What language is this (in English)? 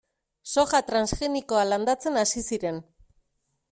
Basque